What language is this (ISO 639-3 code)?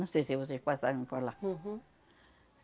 por